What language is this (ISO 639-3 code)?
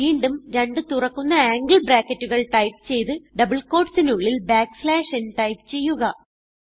mal